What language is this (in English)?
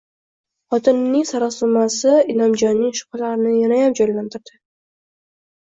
Uzbek